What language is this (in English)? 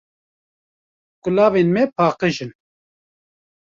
Kurdish